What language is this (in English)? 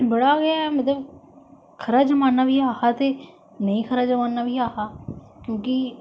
Dogri